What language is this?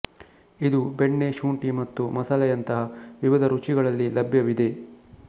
Kannada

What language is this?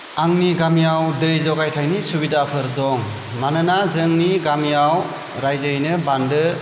Bodo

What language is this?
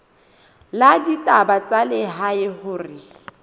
Southern Sotho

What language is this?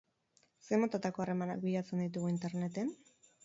Basque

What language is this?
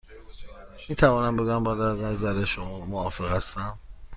Persian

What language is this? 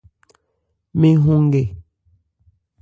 Ebrié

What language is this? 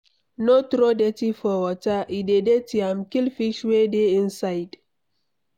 Nigerian Pidgin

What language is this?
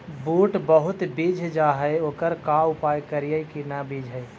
Magahi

